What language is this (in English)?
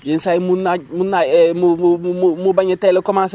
Wolof